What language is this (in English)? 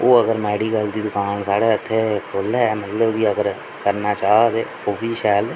Dogri